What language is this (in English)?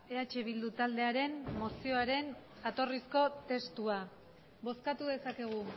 Basque